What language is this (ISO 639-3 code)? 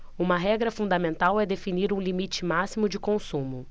por